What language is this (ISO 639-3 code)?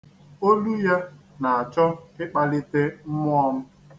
ibo